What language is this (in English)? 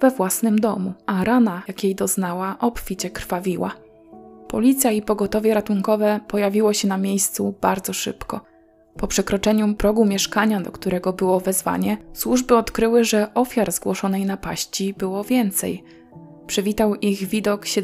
Polish